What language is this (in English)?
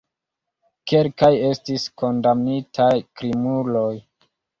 Esperanto